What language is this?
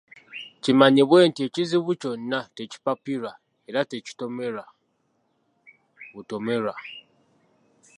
Ganda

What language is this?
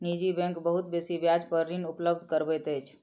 Maithili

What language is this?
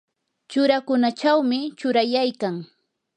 Yanahuanca Pasco Quechua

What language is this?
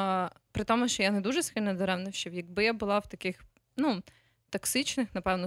Ukrainian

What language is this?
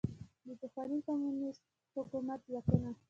Pashto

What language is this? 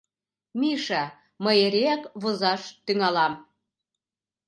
Mari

